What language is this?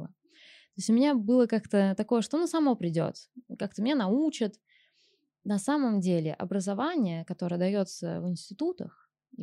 Russian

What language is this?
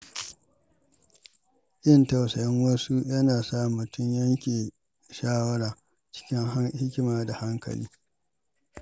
Hausa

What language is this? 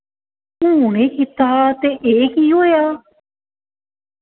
Dogri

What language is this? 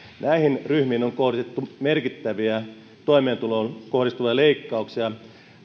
Finnish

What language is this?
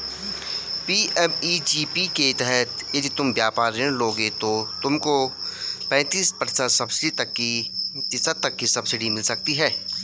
Hindi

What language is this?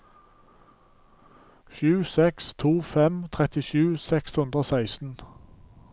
Norwegian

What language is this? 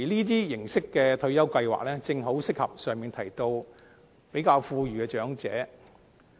Cantonese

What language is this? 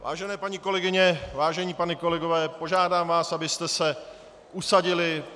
Czech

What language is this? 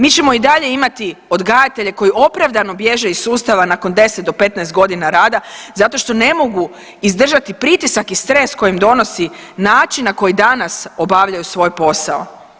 Croatian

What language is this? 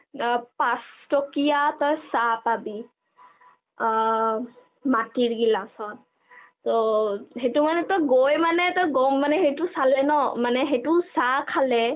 Assamese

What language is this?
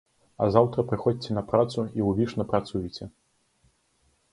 Belarusian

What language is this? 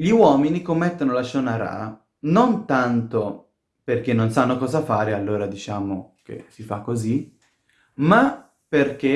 Italian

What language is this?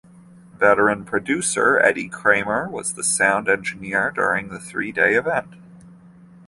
English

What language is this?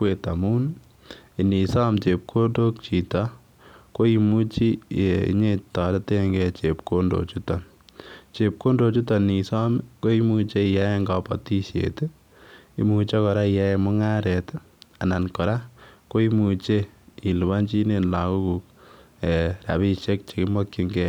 Kalenjin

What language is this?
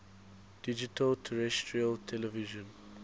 English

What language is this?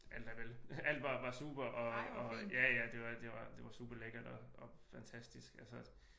Danish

